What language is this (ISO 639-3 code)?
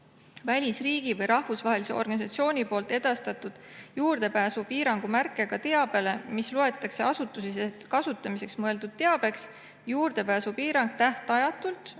est